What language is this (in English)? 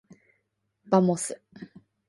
Japanese